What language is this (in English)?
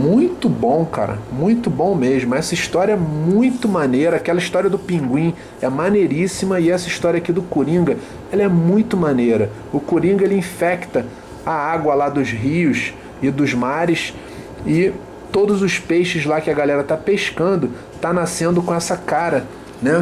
Portuguese